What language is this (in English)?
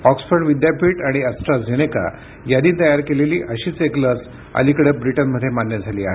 Marathi